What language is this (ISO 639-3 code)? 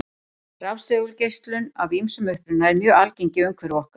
isl